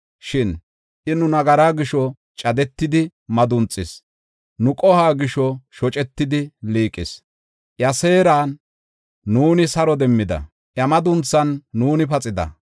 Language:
Gofa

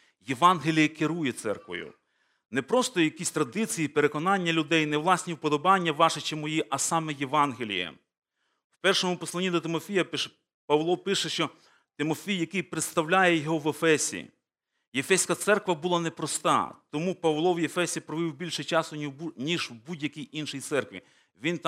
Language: Ukrainian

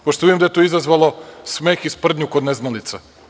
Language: Serbian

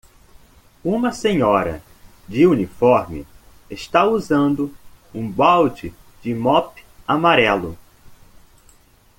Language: Portuguese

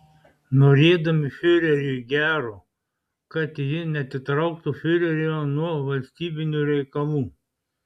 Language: Lithuanian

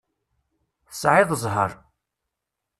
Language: Kabyle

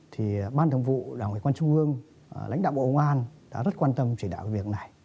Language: Vietnamese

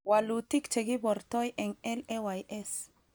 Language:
Kalenjin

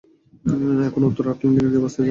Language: Bangla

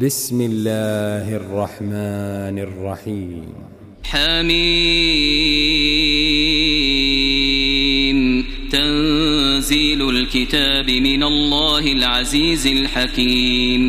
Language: Arabic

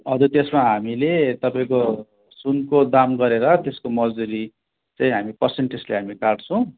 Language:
Nepali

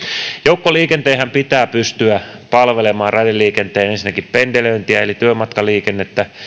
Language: Finnish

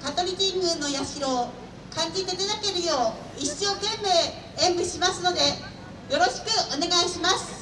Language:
Japanese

